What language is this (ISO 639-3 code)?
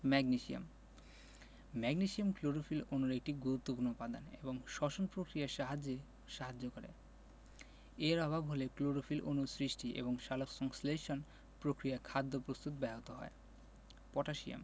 ben